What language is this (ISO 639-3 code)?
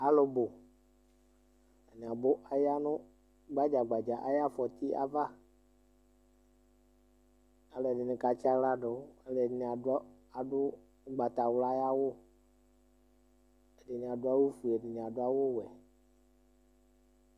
kpo